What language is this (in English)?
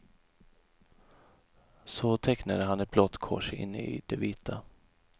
Swedish